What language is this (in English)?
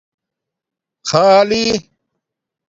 Domaaki